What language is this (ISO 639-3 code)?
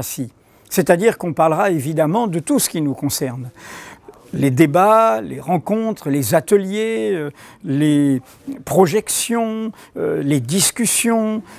fra